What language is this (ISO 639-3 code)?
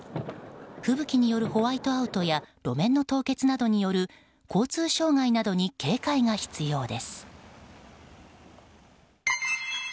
jpn